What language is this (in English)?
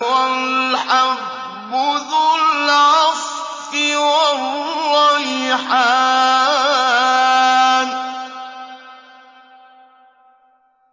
Arabic